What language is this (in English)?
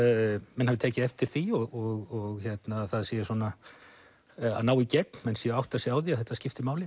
Icelandic